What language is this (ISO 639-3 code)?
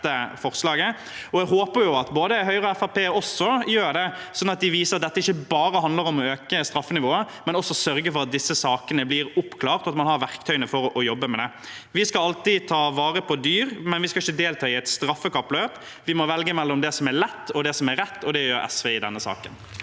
nor